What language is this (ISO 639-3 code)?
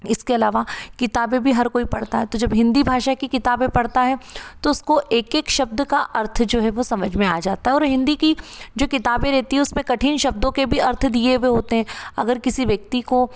hin